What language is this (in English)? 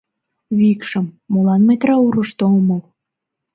Mari